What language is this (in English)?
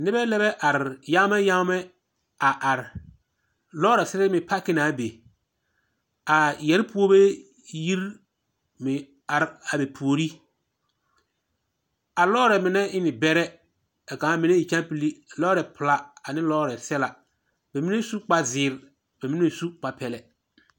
Southern Dagaare